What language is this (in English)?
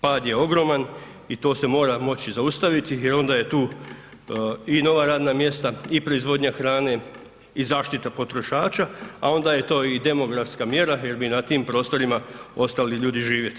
Croatian